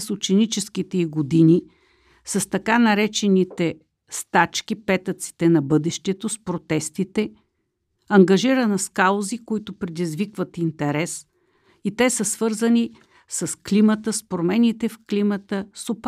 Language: Bulgarian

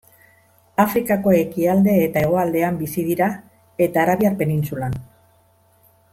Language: Basque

